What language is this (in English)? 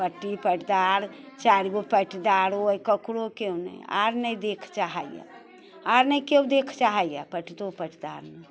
Maithili